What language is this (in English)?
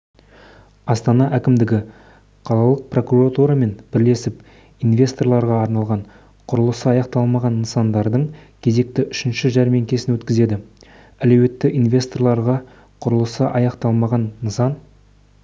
Kazakh